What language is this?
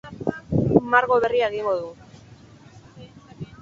Basque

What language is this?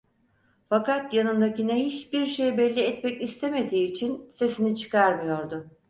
Turkish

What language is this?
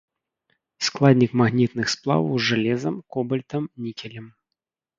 Belarusian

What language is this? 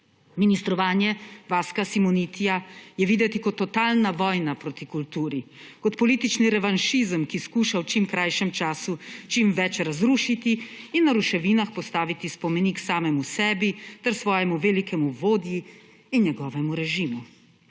Slovenian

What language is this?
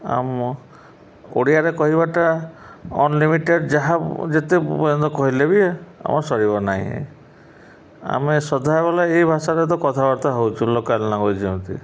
Odia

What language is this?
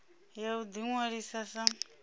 Venda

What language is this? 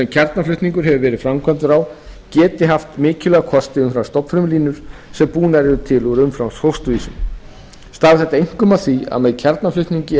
Icelandic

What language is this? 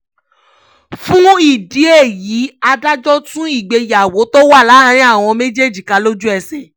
Yoruba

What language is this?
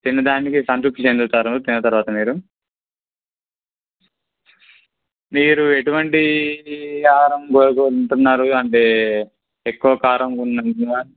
Telugu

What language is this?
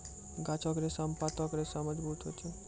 Maithili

